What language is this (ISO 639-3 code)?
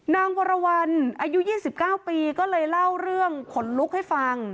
tha